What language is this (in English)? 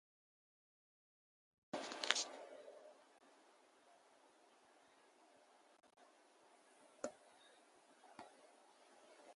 Spanish